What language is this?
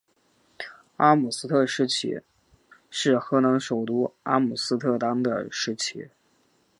Chinese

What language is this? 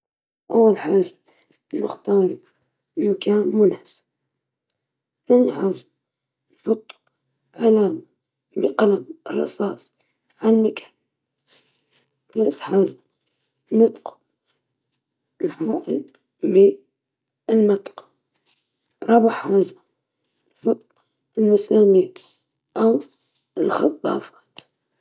Libyan Arabic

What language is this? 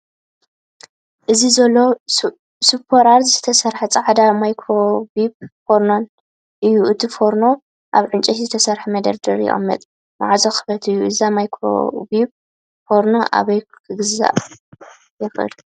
Tigrinya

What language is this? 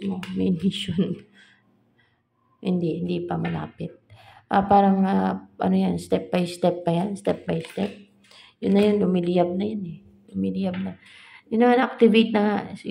Filipino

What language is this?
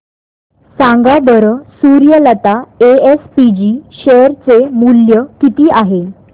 Marathi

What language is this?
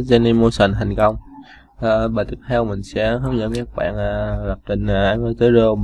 Vietnamese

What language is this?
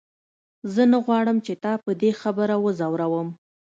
Pashto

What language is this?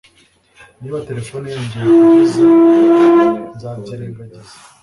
Kinyarwanda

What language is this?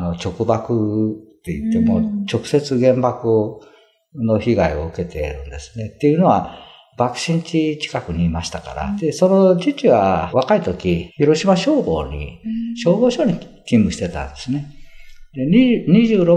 Japanese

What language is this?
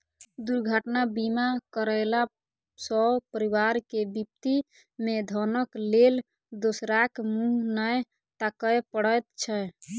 Maithili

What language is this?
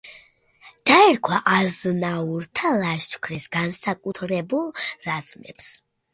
Georgian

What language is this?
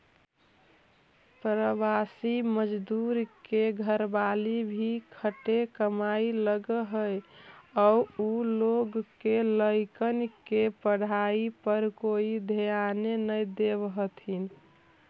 Magahi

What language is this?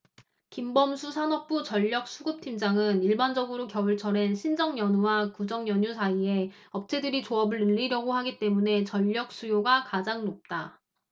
Korean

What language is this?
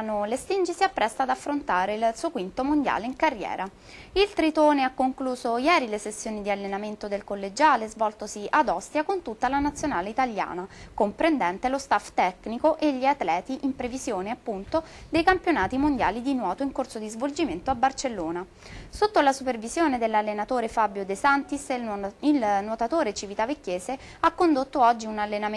Italian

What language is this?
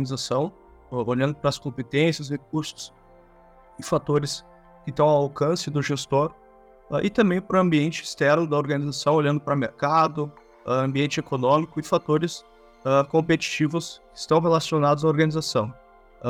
Portuguese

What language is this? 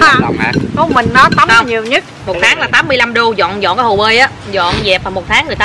Vietnamese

